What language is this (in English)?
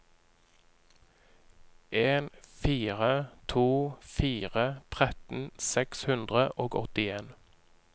Norwegian